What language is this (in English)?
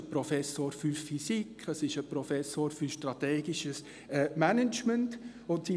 Swiss German